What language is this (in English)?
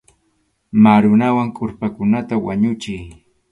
Arequipa-La Unión Quechua